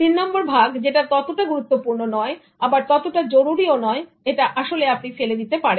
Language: Bangla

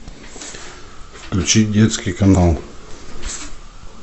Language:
Russian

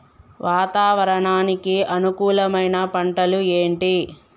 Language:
Telugu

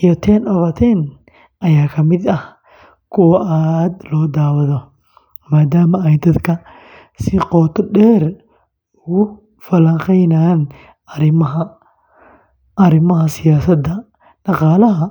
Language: Somali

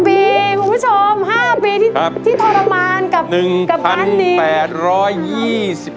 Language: Thai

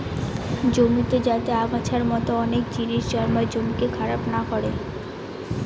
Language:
Bangla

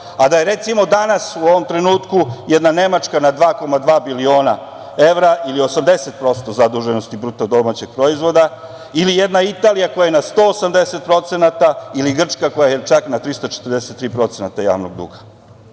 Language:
Serbian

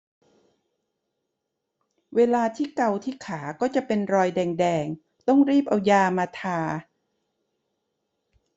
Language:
Thai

